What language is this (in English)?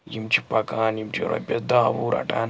Kashmiri